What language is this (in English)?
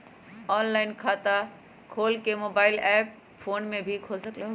Magahi